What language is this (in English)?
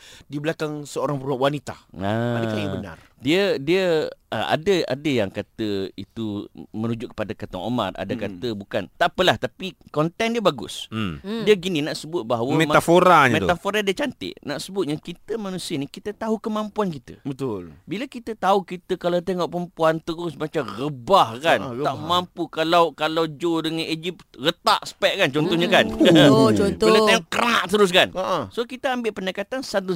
Malay